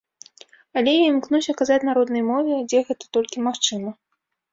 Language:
Belarusian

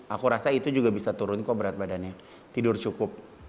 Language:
Indonesian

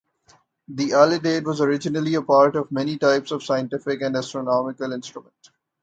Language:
English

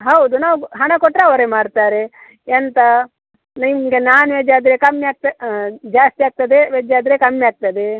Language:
Kannada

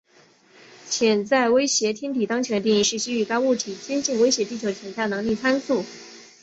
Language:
Chinese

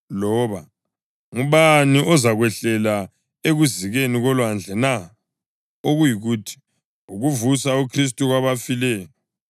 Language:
North Ndebele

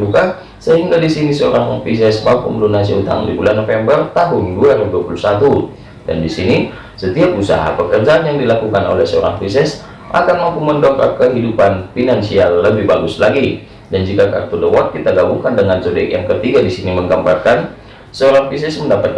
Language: Indonesian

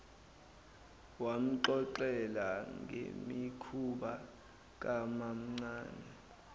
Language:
Zulu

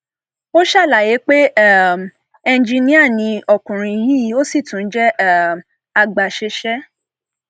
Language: Yoruba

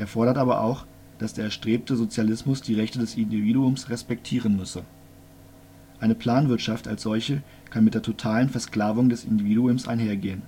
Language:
German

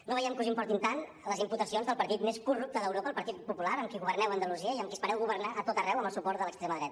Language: Catalan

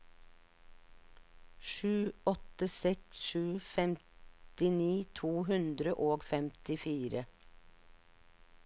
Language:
Norwegian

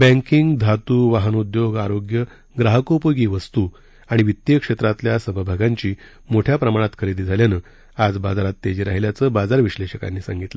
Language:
Marathi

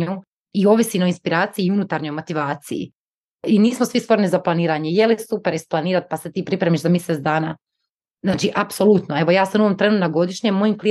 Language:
Croatian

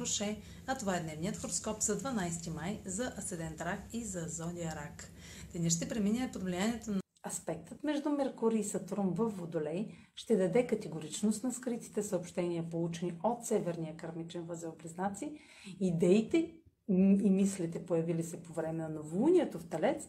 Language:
Bulgarian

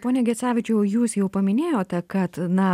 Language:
Lithuanian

